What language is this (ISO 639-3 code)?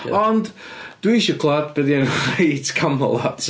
cym